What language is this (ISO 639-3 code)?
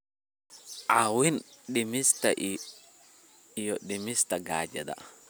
som